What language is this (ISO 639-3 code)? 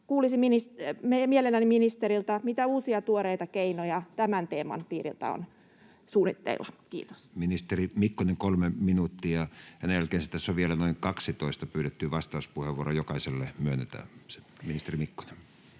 fin